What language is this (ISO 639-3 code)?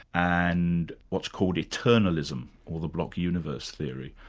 eng